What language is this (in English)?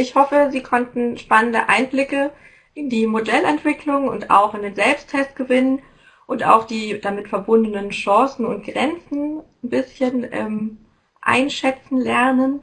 German